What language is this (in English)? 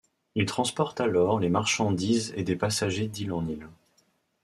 French